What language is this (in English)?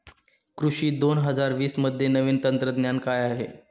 Marathi